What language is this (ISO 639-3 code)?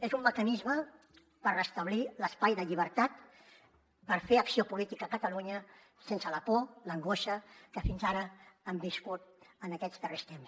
cat